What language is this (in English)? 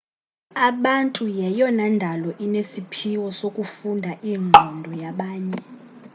Xhosa